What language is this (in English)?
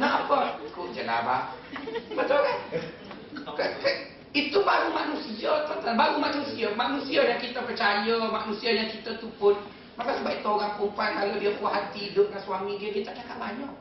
Malay